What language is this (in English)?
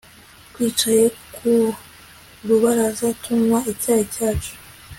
Kinyarwanda